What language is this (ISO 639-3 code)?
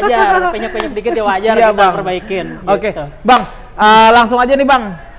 ind